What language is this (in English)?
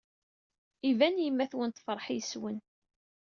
Kabyle